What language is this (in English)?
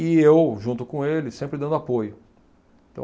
Portuguese